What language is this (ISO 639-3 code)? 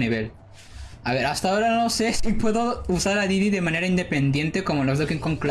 spa